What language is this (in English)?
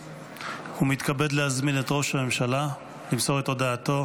Hebrew